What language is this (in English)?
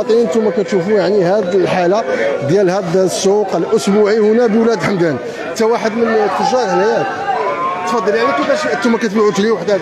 Arabic